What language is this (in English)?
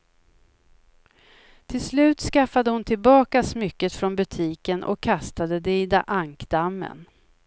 Swedish